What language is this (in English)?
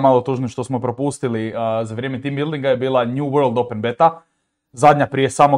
Croatian